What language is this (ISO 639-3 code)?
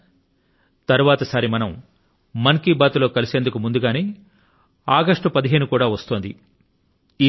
tel